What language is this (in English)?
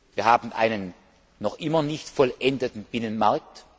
German